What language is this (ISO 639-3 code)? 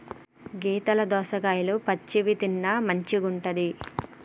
tel